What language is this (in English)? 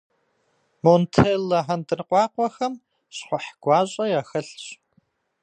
Kabardian